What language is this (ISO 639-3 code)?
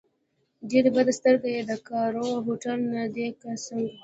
pus